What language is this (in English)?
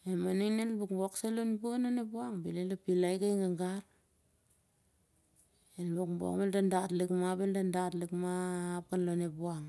Siar-Lak